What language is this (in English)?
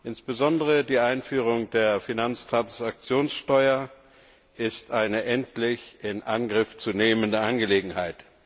German